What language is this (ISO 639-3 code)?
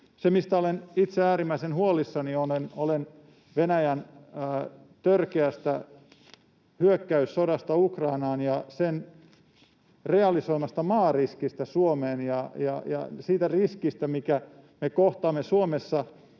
fin